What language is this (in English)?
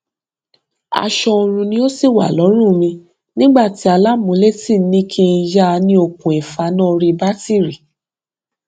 Yoruba